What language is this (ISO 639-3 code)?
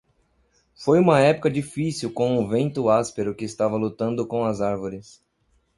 por